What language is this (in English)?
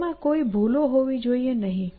Gujarati